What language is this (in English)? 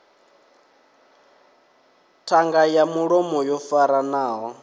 Venda